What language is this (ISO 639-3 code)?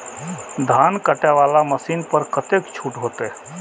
mai